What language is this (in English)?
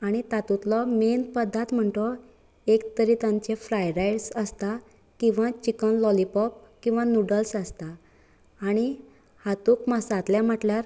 Konkani